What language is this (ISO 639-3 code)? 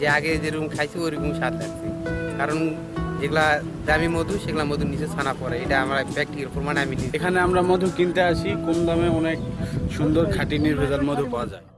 ben